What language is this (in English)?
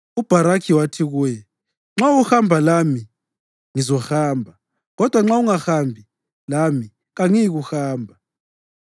North Ndebele